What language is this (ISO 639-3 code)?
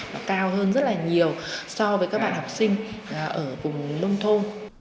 vie